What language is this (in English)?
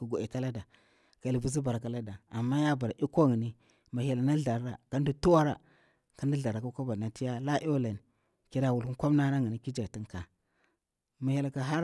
Bura-Pabir